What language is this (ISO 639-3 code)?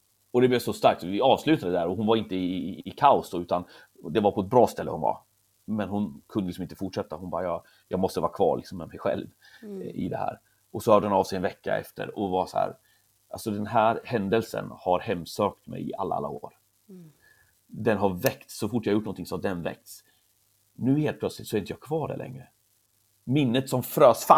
swe